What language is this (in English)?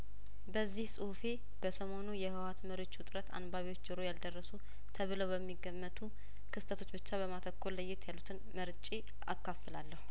Amharic